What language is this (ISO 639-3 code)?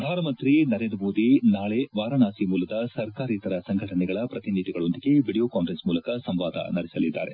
kan